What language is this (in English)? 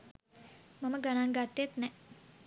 Sinhala